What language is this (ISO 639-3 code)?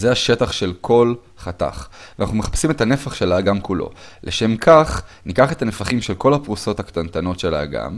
heb